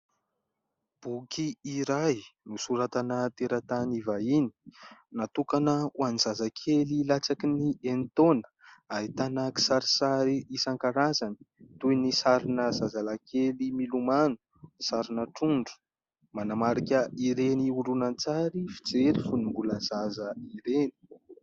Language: Malagasy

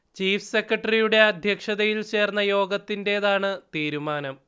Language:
Malayalam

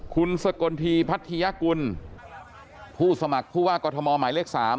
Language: Thai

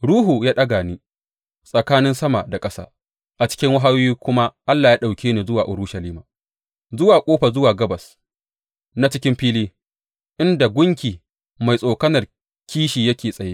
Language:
Hausa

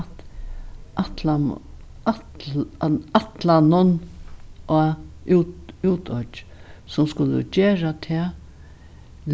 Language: Faroese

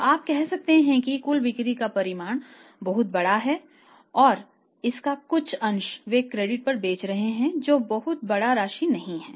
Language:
Hindi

